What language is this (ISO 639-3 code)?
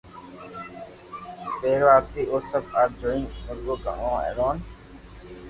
lrk